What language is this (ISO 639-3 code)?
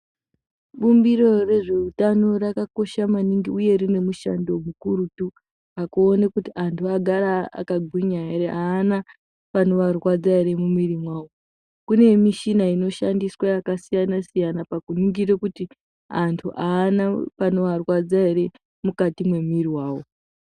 ndc